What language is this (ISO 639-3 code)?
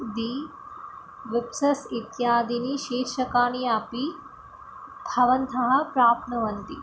san